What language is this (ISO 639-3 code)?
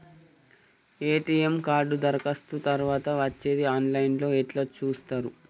tel